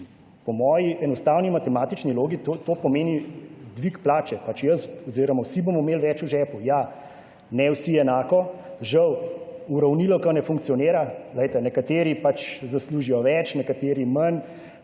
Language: Slovenian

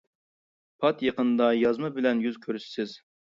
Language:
Uyghur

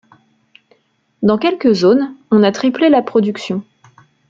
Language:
French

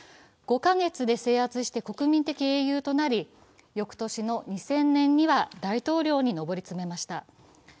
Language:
Japanese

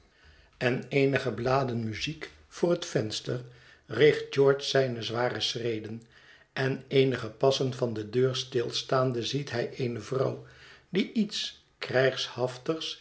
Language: Dutch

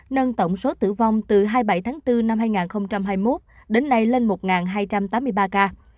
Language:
Vietnamese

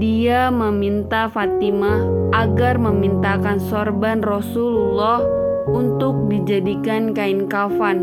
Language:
Indonesian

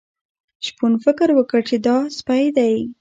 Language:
Pashto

